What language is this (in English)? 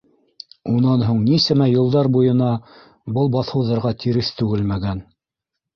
Bashkir